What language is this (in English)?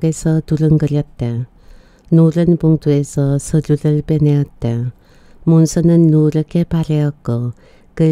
Korean